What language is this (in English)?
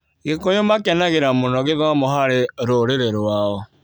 Kikuyu